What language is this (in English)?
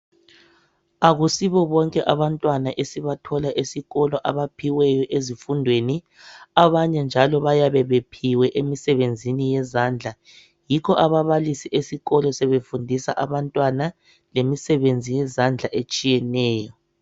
North Ndebele